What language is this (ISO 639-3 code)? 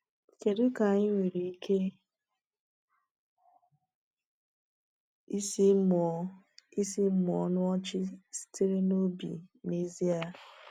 ibo